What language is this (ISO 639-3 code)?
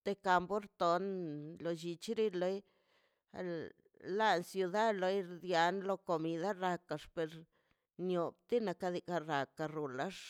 zpy